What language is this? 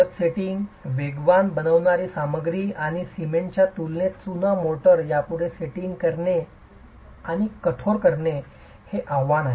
Marathi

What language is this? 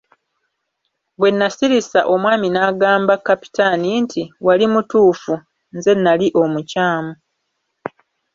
Ganda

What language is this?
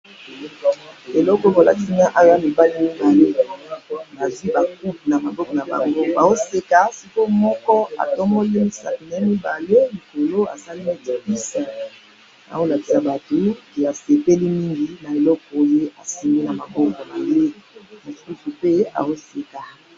Lingala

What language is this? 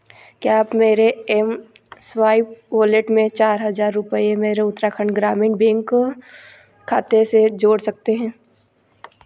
Hindi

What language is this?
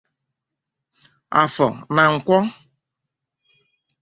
Igbo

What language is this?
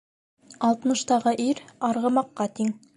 Bashkir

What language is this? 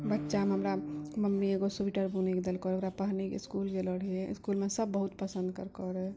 Maithili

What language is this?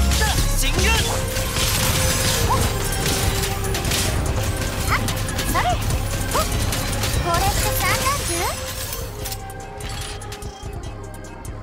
Japanese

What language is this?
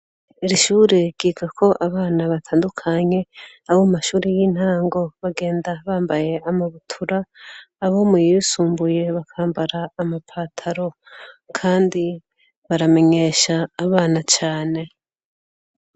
Rundi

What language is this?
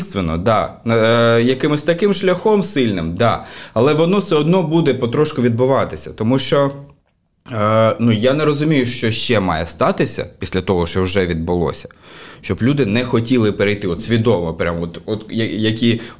Ukrainian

